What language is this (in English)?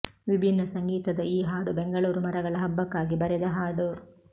Kannada